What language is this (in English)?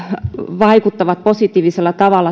Finnish